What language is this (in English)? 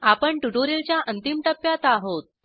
Marathi